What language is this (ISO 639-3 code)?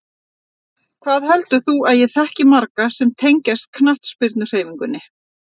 isl